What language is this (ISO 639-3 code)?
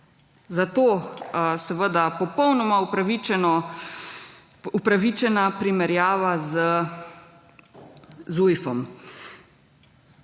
slv